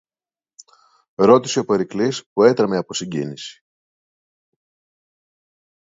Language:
Greek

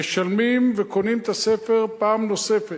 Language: Hebrew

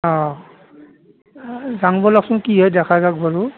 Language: Assamese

